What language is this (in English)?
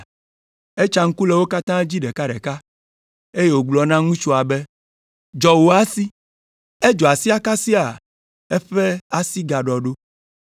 Ewe